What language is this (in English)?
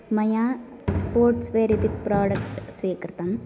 Sanskrit